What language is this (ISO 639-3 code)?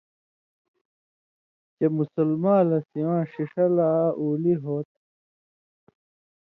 mvy